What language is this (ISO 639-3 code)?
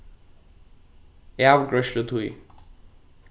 fao